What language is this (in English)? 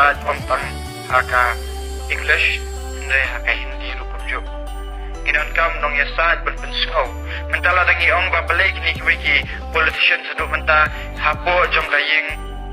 Arabic